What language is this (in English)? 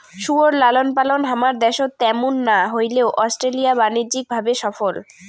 Bangla